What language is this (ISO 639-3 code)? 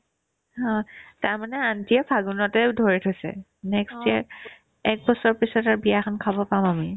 asm